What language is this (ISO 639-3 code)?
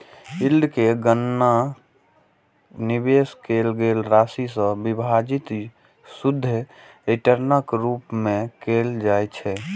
mai